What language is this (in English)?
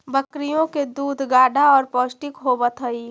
Magahi